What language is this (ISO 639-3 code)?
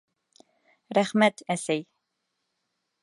bak